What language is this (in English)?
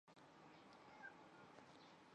Chinese